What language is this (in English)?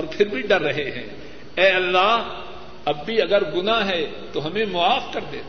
Urdu